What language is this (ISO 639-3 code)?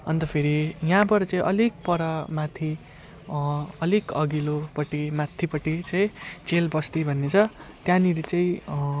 nep